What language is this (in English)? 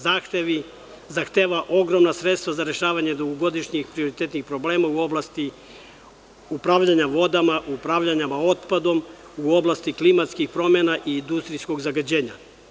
Serbian